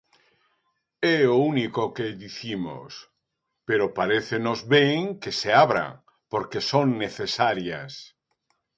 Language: Galician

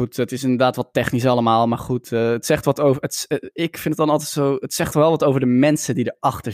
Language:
Dutch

